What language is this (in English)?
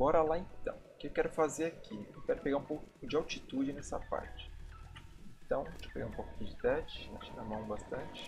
Portuguese